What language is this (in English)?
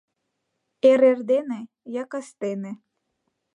Mari